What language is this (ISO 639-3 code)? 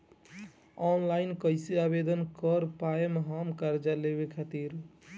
bho